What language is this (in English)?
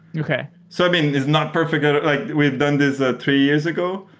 English